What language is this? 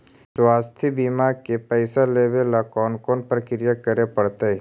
Magahi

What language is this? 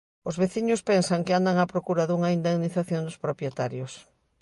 Galician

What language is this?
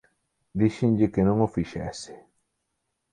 Galician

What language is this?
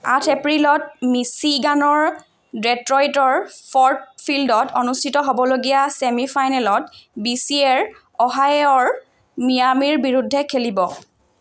Assamese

